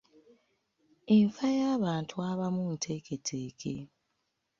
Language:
Ganda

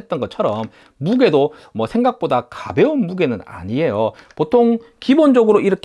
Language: Korean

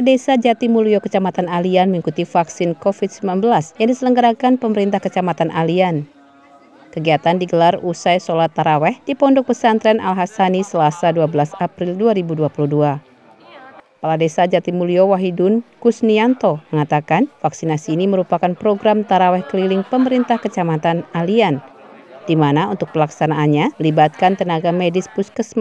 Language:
Indonesian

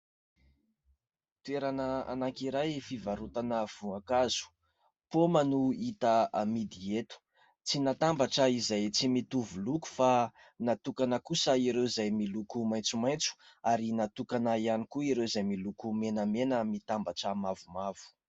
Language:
Malagasy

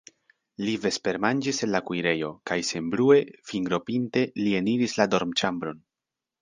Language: Esperanto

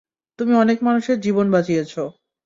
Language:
Bangla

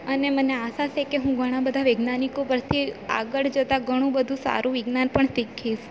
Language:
Gujarati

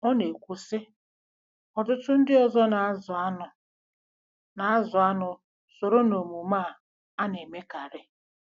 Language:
Igbo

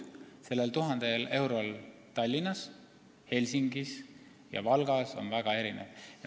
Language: Estonian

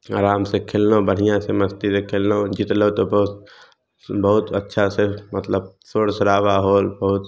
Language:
Maithili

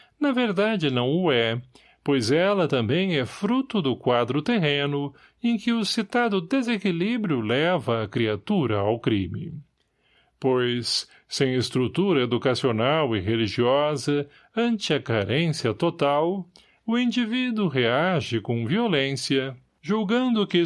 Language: Portuguese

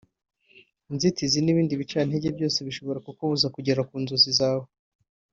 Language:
Kinyarwanda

